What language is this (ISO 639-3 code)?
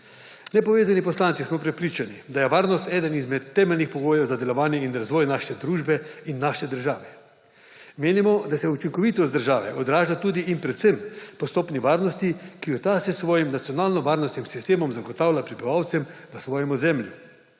slv